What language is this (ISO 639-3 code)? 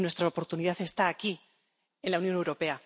spa